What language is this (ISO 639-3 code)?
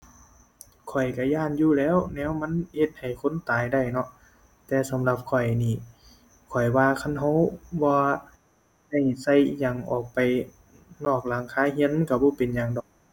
tha